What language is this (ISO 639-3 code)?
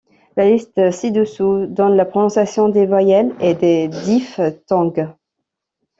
fra